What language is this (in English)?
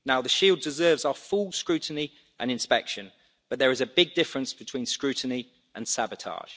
English